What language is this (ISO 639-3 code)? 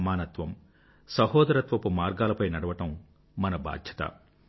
tel